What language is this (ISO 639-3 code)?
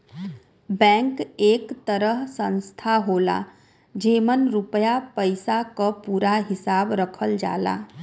bho